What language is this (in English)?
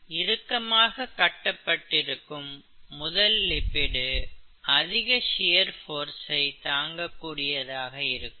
Tamil